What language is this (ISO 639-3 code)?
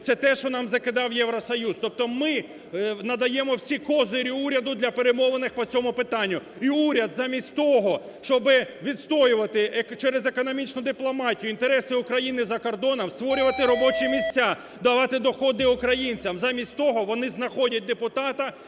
ukr